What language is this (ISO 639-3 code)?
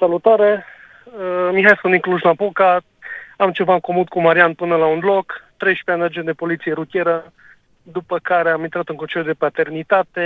ron